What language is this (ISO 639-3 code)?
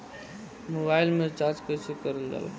bho